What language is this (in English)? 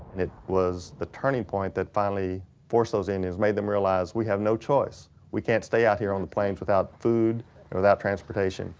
English